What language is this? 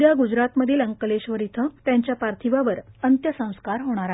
Marathi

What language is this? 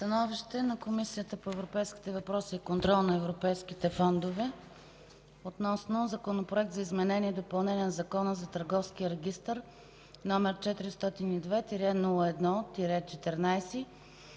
Bulgarian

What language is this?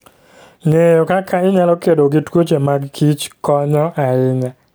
Luo (Kenya and Tanzania)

